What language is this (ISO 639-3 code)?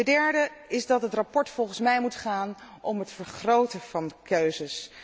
nld